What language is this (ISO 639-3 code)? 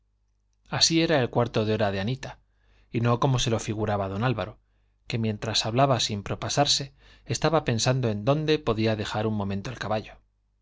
spa